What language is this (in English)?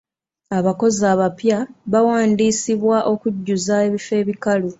Ganda